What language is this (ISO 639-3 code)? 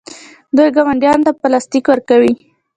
pus